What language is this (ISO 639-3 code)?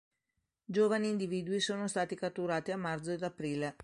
ita